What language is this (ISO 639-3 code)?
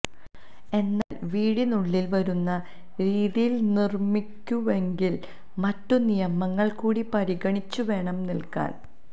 mal